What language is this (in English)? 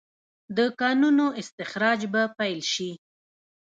Pashto